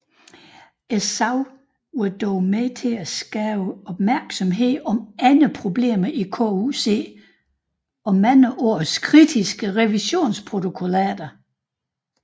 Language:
Danish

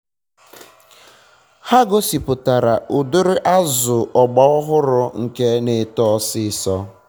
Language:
Igbo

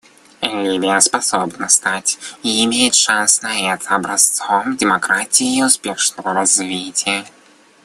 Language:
Russian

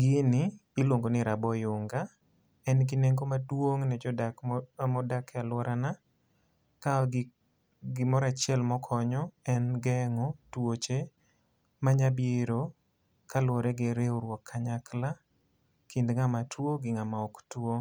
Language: Luo (Kenya and Tanzania)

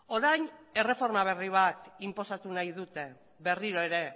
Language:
Basque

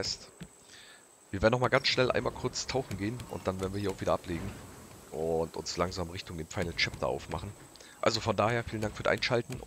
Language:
German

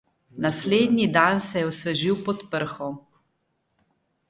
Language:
Slovenian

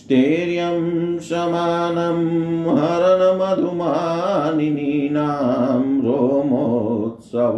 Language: Hindi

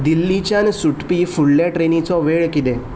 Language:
Konkani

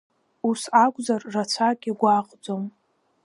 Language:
Abkhazian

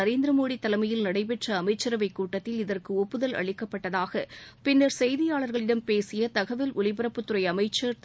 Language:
Tamil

